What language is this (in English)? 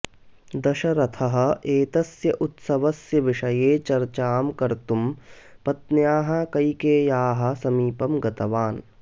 Sanskrit